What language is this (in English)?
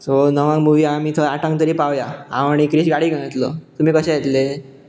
Konkani